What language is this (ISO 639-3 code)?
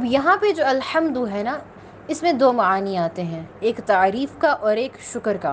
urd